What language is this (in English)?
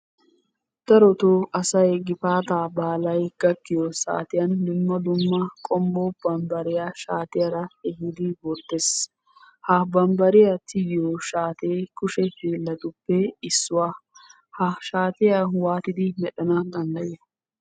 Wolaytta